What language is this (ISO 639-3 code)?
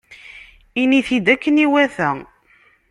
kab